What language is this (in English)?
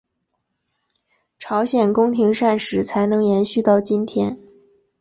Chinese